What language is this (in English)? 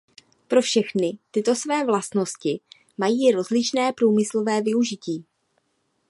Czech